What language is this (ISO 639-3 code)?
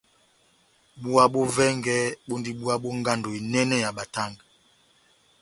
bnm